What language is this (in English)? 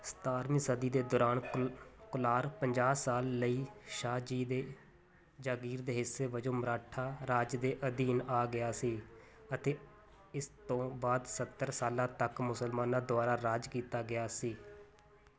Punjabi